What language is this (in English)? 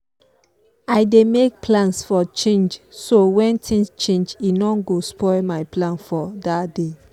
Nigerian Pidgin